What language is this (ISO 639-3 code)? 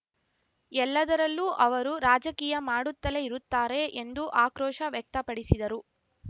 kan